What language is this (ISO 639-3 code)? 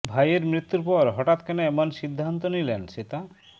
ben